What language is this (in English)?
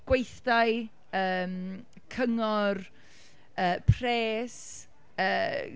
Welsh